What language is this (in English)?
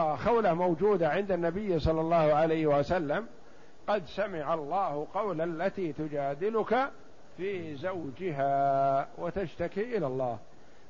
Arabic